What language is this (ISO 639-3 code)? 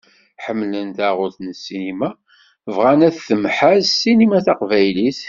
kab